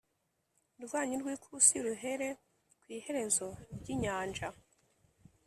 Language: Kinyarwanda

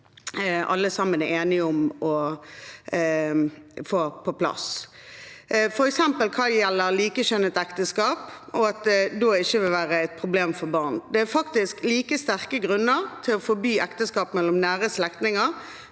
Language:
Norwegian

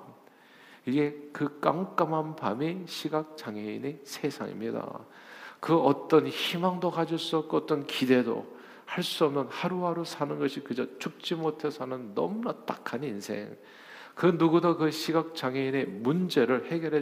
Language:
Korean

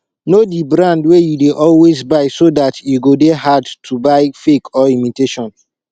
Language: Nigerian Pidgin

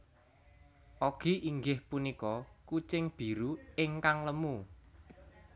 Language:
Javanese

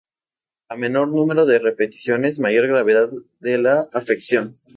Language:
Spanish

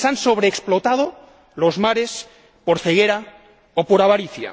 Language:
Spanish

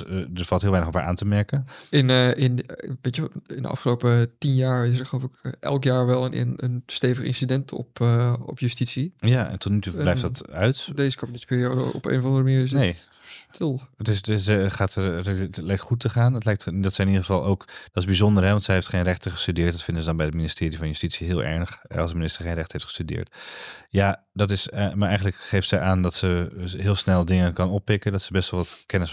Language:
Dutch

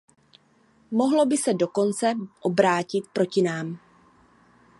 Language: Czech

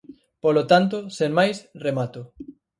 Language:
Galician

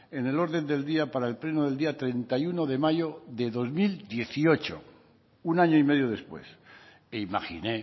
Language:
Spanish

